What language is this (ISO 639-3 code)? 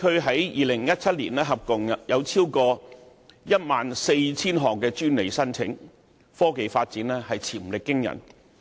yue